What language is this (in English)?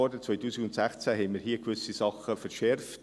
Swiss German